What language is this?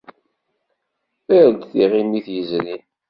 Kabyle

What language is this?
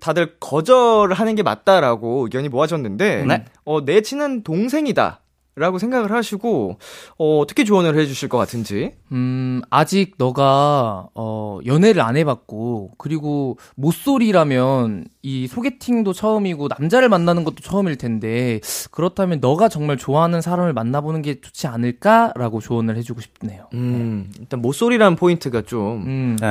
Korean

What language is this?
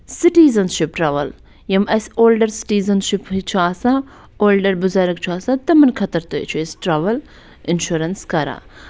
Kashmiri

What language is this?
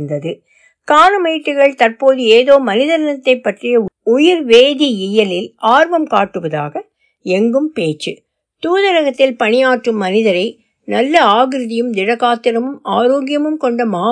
Tamil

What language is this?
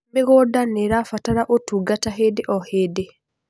Kikuyu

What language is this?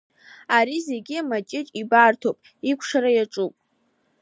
Abkhazian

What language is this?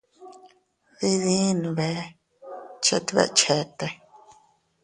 Teutila Cuicatec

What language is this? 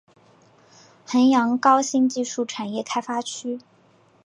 Chinese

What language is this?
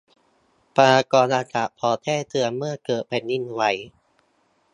Thai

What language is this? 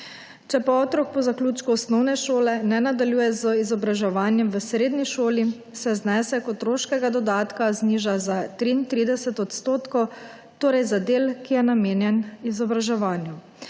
Slovenian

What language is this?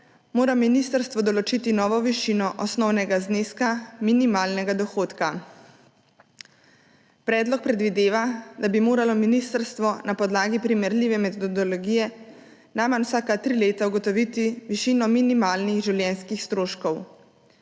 Slovenian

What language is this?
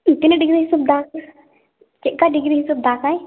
Santali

